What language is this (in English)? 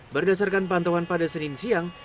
Indonesian